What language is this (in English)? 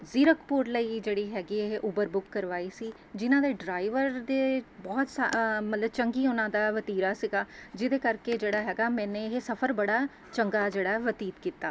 Punjabi